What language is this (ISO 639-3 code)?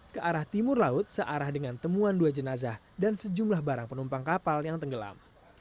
ind